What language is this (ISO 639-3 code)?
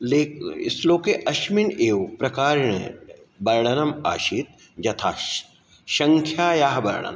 san